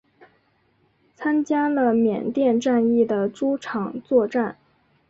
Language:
Chinese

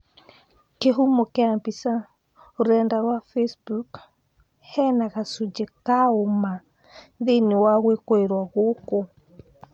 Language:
Kikuyu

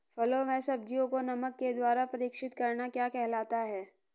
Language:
Hindi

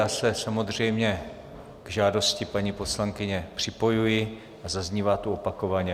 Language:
Czech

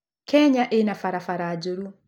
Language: Kikuyu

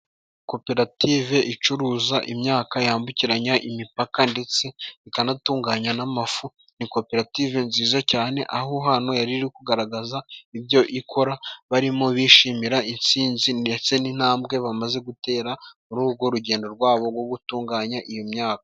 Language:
Kinyarwanda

